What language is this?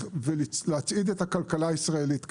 Hebrew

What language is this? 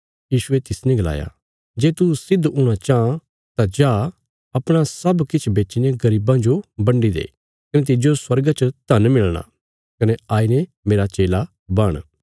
Bilaspuri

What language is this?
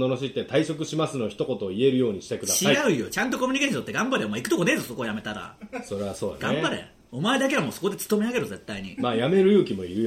Japanese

